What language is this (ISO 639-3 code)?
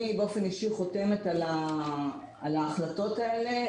heb